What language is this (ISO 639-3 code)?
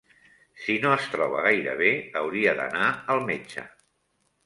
cat